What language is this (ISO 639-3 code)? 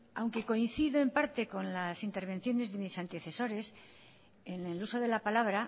spa